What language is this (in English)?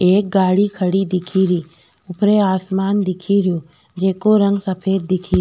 Rajasthani